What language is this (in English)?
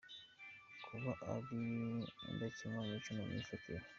Kinyarwanda